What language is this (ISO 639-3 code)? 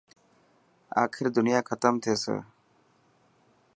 mki